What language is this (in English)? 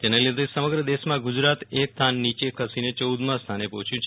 Gujarati